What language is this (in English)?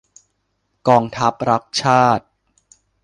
Thai